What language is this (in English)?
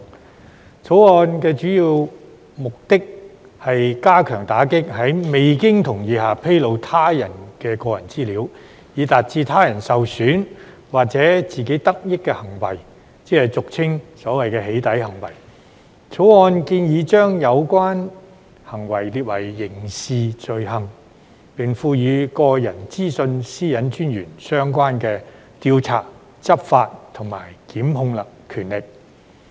Cantonese